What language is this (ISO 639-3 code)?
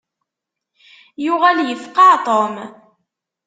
kab